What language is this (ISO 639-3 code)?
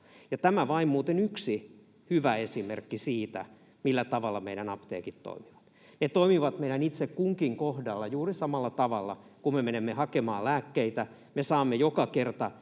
fin